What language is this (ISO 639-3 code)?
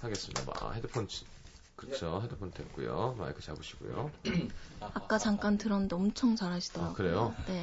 kor